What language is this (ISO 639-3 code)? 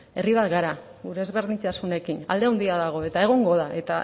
eus